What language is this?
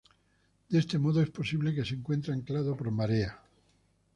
Spanish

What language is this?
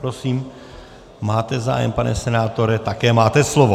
Czech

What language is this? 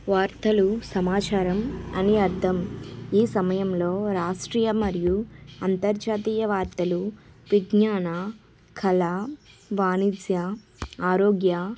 Telugu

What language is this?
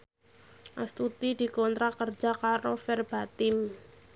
Javanese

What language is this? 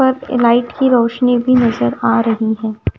Hindi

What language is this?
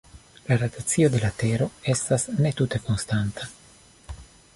Esperanto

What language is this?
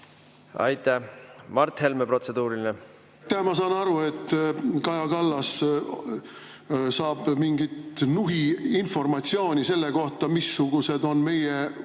Estonian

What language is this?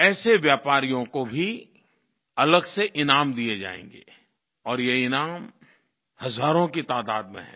Hindi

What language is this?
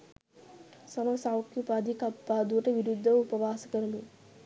Sinhala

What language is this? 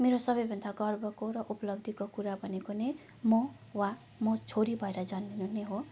Nepali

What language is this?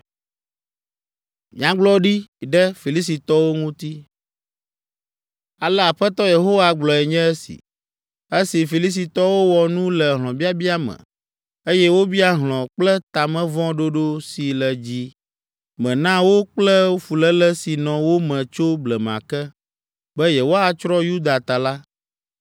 Ewe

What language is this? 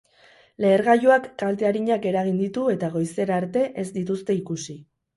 Basque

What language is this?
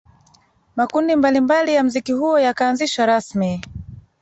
Swahili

